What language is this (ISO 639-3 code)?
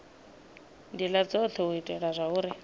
ven